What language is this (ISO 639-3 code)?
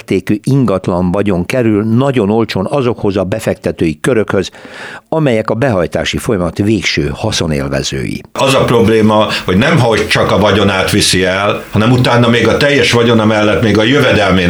hun